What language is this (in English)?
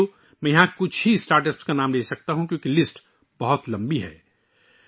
Urdu